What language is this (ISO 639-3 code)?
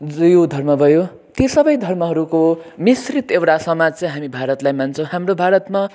nep